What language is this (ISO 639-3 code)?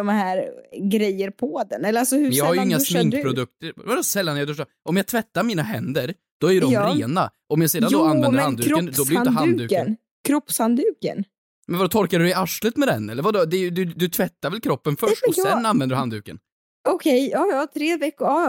swe